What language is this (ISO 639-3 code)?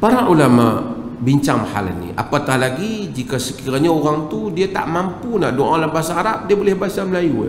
msa